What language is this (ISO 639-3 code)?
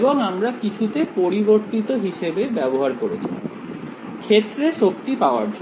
ben